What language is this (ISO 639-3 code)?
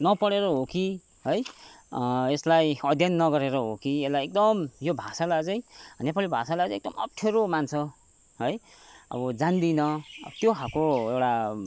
nep